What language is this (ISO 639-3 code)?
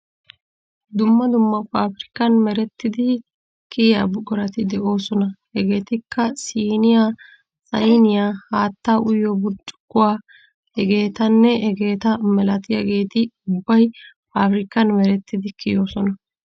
wal